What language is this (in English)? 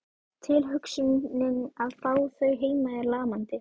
Icelandic